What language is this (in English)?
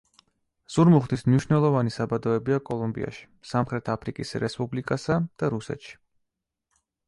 Georgian